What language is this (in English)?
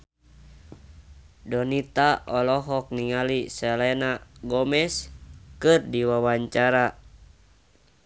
Sundanese